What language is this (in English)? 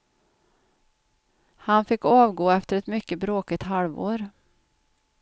Swedish